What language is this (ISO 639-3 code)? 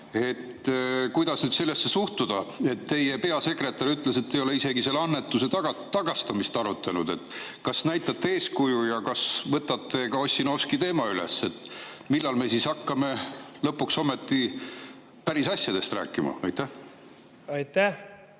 est